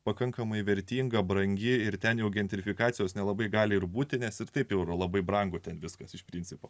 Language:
Lithuanian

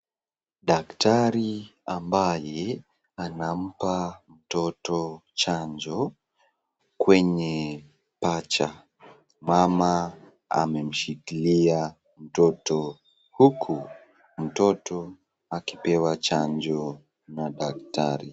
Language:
Swahili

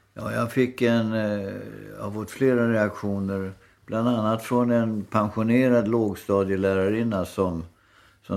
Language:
Swedish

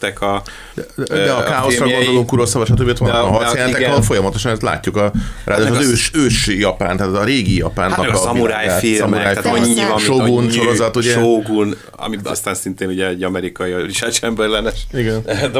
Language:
Hungarian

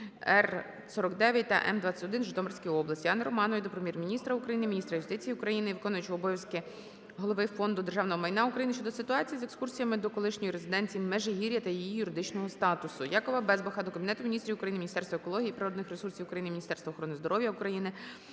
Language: Ukrainian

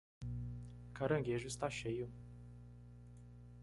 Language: Portuguese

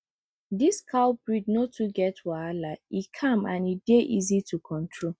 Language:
Nigerian Pidgin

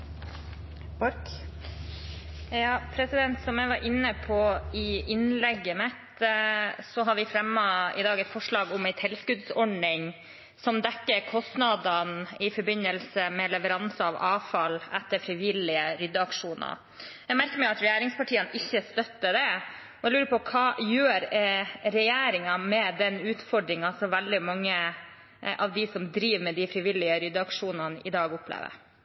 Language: Norwegian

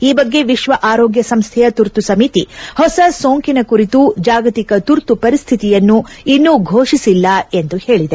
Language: Kannada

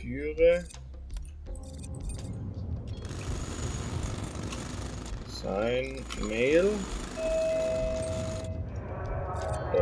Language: German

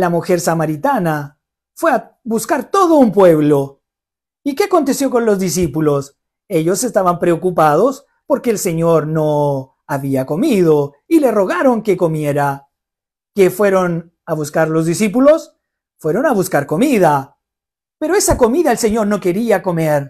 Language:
Spanish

